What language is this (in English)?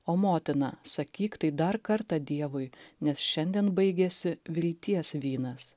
Lithuanian